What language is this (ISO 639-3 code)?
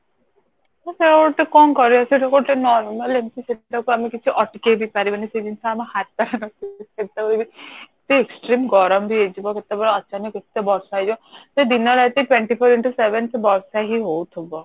ori